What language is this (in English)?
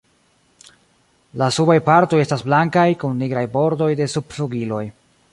Esperanto